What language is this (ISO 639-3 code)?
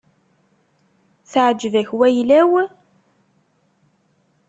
kab